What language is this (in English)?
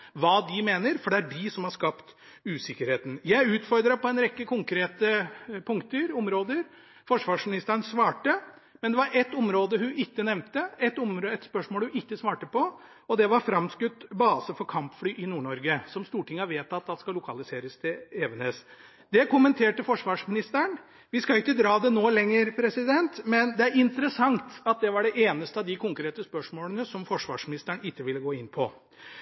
Norwegian Bokmål